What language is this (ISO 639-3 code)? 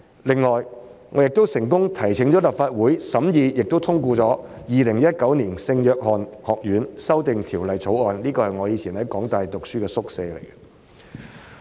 yue